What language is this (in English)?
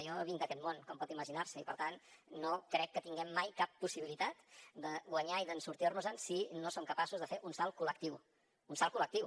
Catalan